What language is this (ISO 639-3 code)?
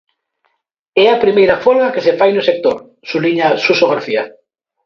glg